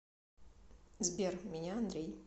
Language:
Russian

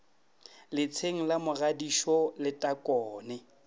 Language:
Northern Sotho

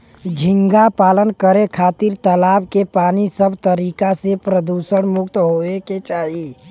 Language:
Bhojpuri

